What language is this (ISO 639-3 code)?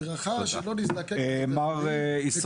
heb